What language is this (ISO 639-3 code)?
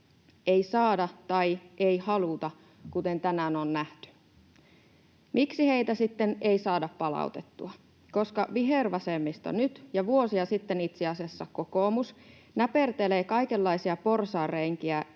fin